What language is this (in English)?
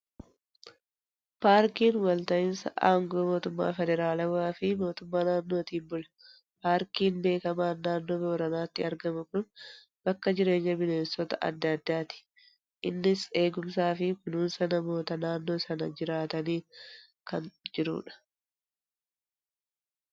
Oromo